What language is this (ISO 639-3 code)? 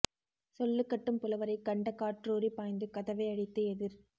tam